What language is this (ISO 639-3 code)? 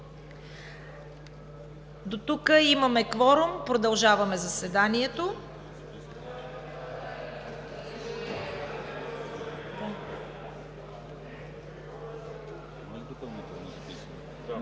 bul